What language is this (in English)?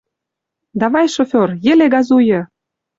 Western Mari